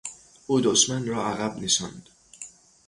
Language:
Persian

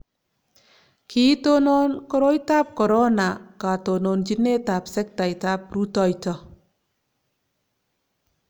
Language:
Kalenjin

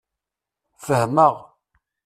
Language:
Kabyle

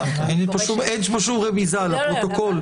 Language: Hebrew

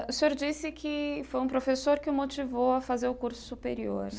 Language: Portuguese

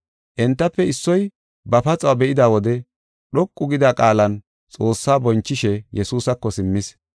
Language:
Gofa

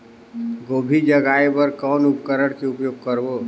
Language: Chhattisgarhi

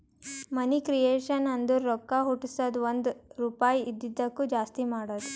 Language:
Kannada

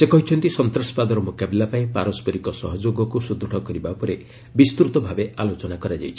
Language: Odia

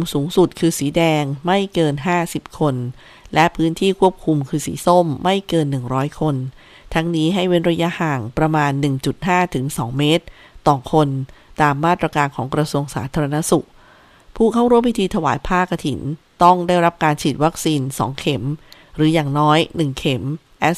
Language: Thai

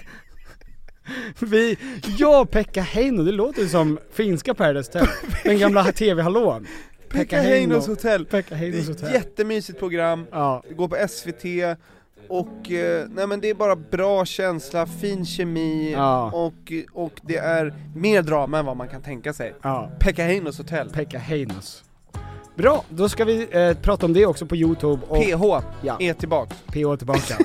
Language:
Swedish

